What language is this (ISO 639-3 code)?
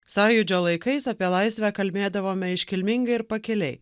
lit